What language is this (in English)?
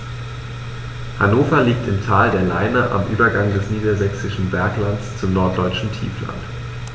German